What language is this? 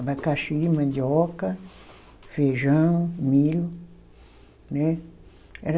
Portuguese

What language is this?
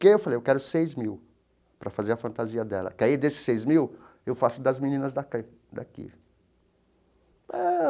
Portuguese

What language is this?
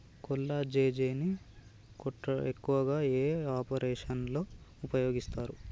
Telugu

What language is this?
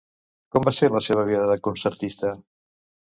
Catalan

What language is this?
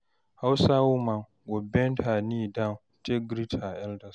Nigerian Pidgin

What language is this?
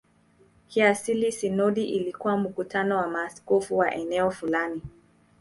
Swahili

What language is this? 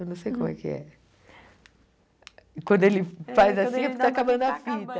Portuguese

